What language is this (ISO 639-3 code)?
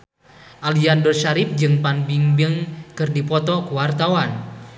sun